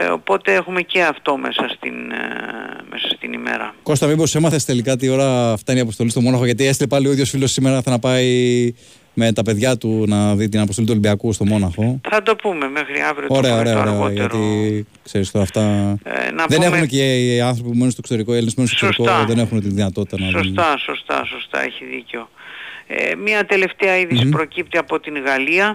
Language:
Greek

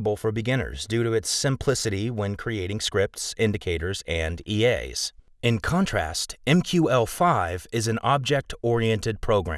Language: English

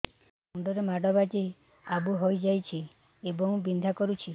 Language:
Odia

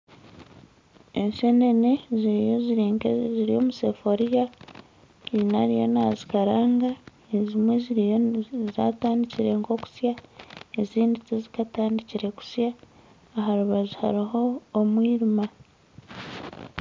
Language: Nyankole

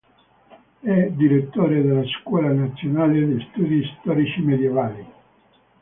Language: Italian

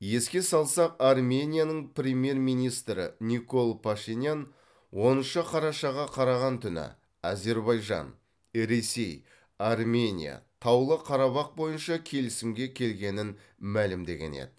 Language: Kazakh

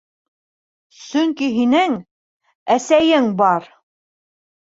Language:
Bashkir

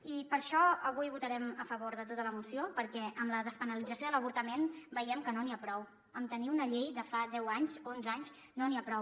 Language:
Catalan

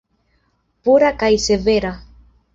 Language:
Esperanto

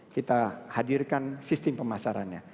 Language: Indonesian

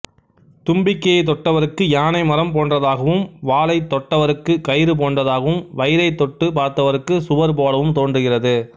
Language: Tamil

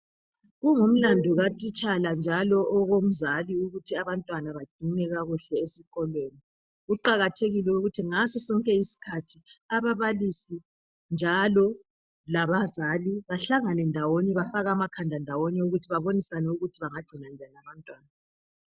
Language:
North Ndebele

